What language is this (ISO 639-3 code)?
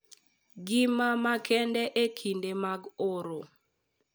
luo